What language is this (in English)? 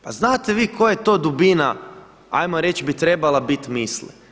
Croatian